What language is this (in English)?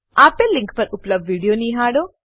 Gujarati